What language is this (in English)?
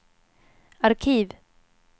Swedish